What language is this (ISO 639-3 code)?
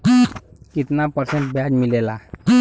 bho